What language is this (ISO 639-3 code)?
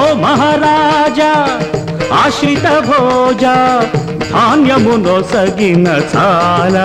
tel